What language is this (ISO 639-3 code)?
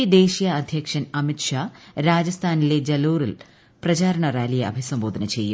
mal